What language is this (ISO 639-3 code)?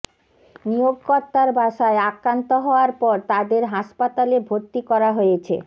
ben